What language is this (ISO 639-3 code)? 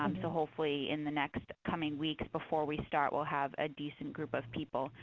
eng